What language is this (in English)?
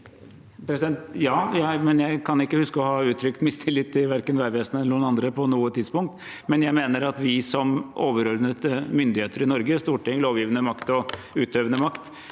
Norwegian